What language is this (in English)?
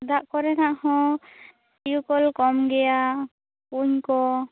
Santali